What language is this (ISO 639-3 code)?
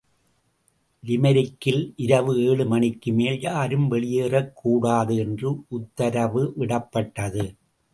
tam